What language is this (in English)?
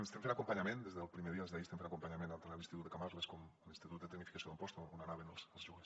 Catalan